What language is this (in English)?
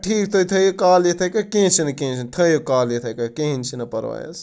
Kashmiri